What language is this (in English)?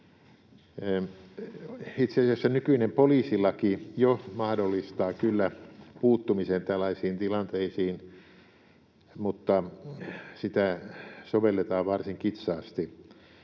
Finnish